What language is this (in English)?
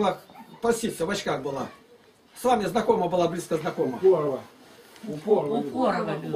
Russian